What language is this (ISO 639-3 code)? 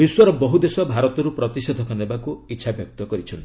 ori